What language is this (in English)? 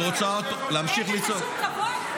Hebrew